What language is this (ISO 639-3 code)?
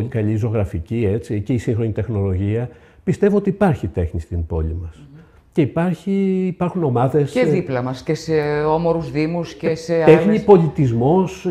ell